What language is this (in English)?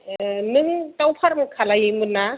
Bodo